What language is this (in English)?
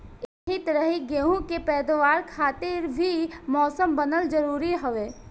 Bhojpuri